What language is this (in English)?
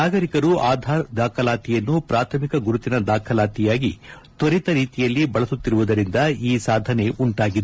Kannada